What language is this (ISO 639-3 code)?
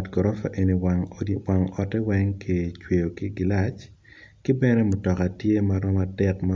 ach